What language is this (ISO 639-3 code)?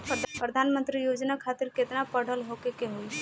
bho